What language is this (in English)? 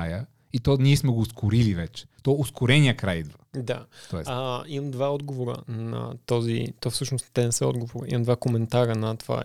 Bulgarian